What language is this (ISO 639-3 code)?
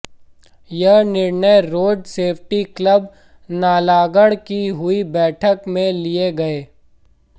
hin